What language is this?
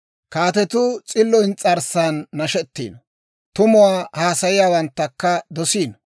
Dawro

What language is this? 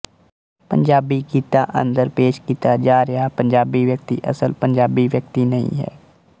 Punjabi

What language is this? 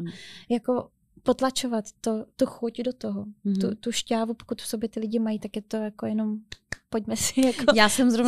Czech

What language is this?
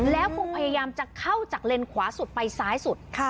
Thai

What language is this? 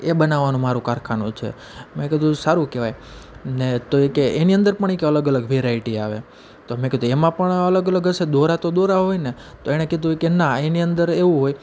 Gujarati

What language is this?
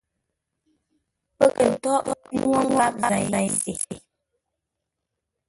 Ngombale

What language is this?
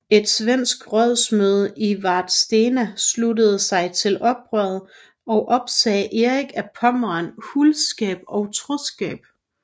Danish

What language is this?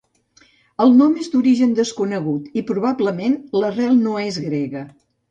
Catalan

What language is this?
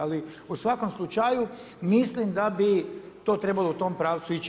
Croatian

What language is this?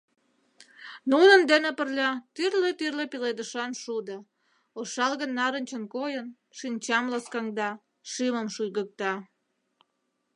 Mari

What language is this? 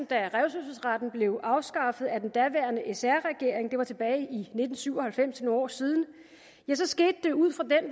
Danish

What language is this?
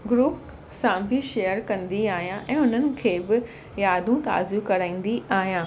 Sindhi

